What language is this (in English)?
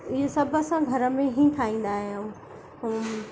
Sindhi